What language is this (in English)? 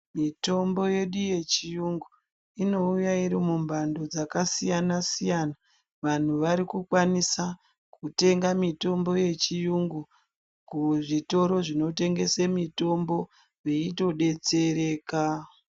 Ndau